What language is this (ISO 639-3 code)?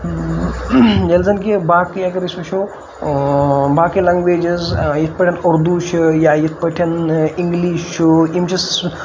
kas